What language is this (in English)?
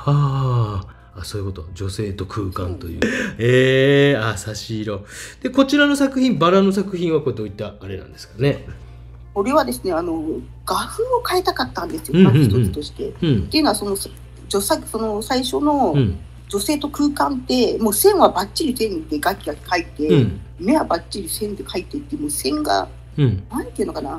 Japanese